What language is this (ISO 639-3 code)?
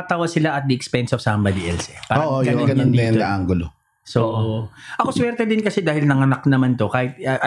fil